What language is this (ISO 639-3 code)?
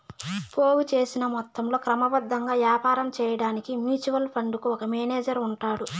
tel